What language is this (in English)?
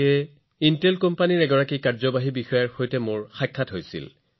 Assamese